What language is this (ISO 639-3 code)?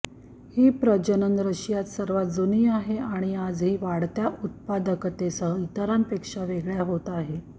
mar